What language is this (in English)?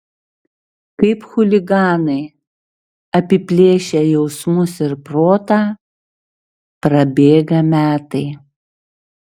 Lithuanian